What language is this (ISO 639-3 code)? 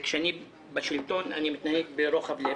heb